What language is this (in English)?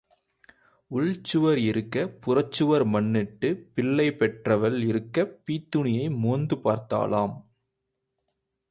Tamil